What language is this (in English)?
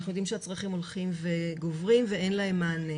Hebrew